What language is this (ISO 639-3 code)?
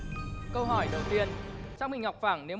vie